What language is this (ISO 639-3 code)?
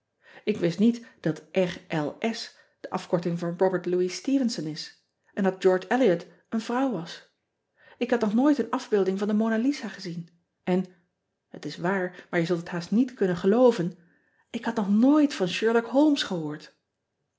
nld